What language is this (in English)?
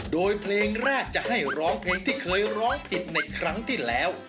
Thai